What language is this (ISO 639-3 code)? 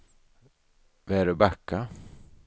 swe